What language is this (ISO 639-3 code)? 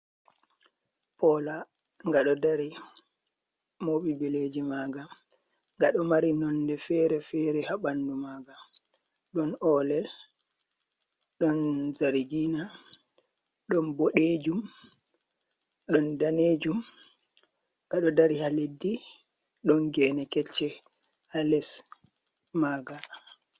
ful